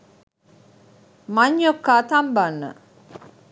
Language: Sinhala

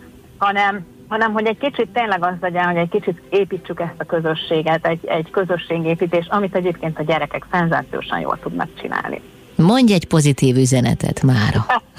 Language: Hungarian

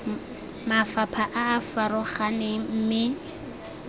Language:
Tswana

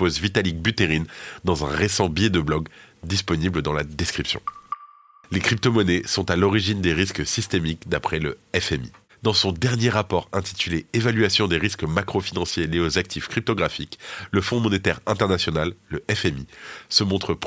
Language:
French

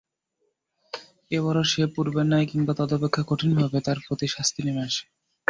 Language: Bangla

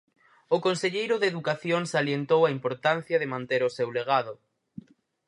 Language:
Galician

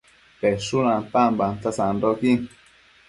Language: Matsés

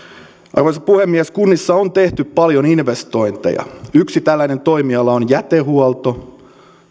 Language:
Finnish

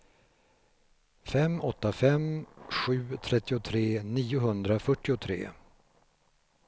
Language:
Swedish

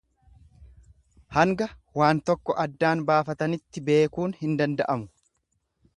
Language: Oromo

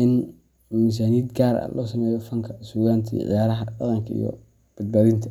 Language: Somali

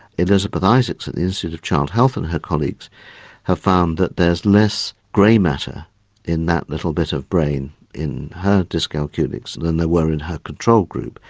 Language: English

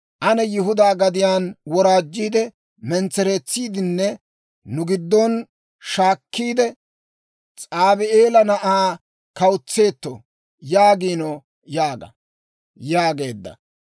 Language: Dawro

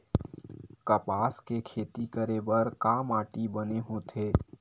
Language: Chhattisgarhi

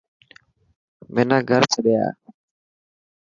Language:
Dhatki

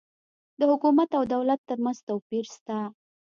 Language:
Pashto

